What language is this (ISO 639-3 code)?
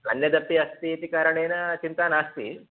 san